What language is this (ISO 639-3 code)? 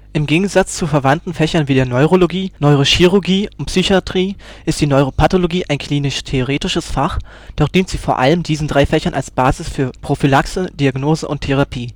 deu